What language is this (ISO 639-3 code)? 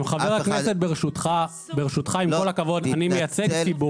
heb